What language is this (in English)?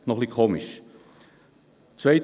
Swiss German